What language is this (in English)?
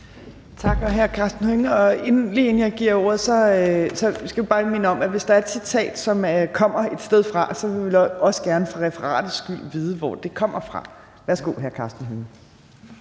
Danish